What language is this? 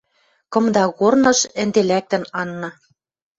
Western Mari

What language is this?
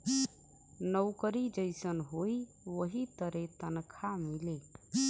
Bhojpuri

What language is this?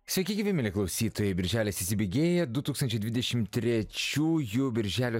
Lithuanian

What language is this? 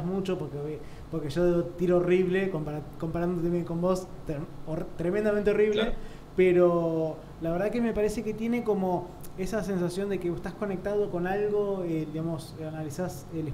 Spanish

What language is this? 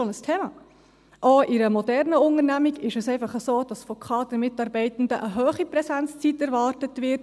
Swiss German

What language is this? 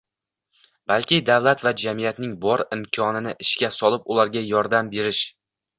Uzbek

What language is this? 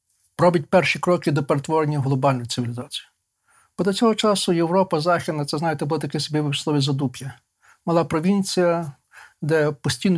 Ukrainian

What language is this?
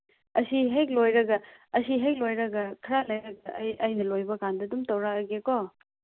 Manipuri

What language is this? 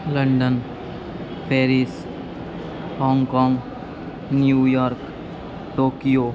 Sanskrit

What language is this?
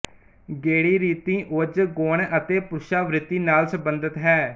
Punjabi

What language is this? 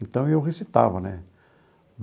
Portuguese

